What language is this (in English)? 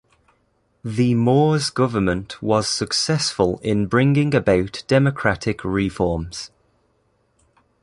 English